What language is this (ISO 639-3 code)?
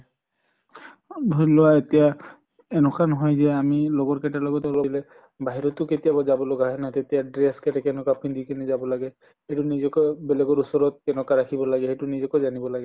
asm